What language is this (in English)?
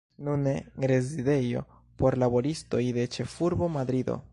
Esperanto